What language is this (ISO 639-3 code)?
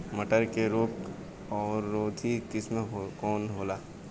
bho